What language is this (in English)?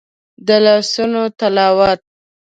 Pashto